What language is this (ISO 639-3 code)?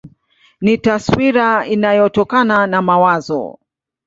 swa